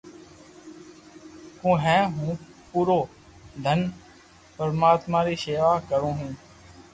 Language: Loarki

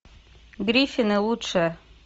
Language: Russian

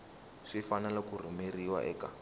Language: Tsonga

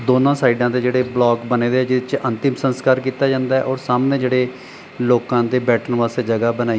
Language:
Punjabi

